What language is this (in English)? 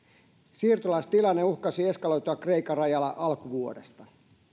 Finnish